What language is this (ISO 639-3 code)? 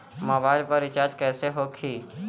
bho